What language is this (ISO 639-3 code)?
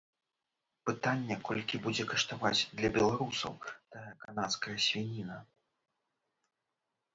bel